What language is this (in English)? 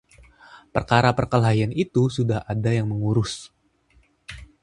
Indonesian